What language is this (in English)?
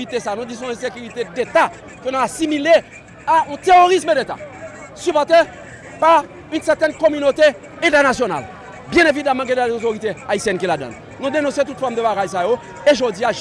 French